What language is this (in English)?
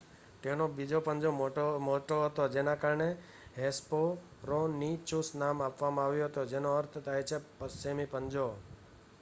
Gujarati